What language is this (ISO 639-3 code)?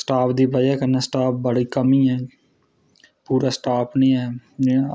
doi